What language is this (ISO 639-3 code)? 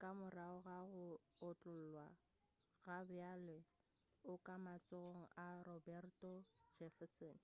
nso